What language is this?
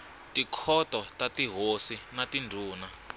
Tsonga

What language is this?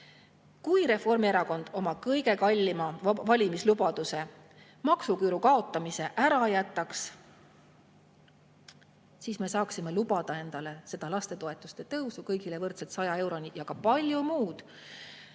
Estonian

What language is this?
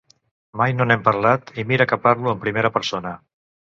Catalan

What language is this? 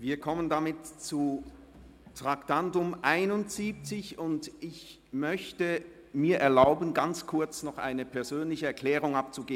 Swiss German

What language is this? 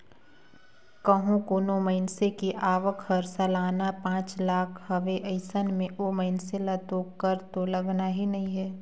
Chhattisgarhi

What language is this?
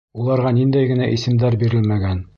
Bashkir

